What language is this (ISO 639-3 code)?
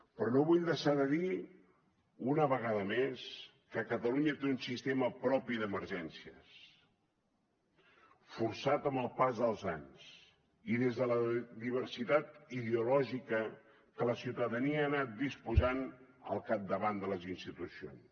cat